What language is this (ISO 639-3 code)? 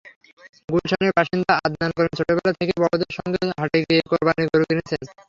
ben